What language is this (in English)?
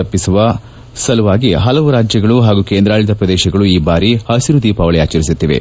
Kannada